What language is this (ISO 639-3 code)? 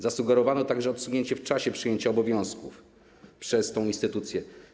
pol